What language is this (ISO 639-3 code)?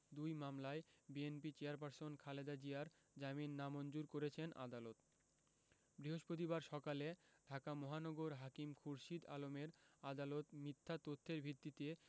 ben